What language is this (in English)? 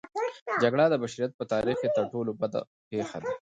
Pashto